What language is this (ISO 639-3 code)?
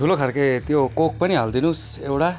nep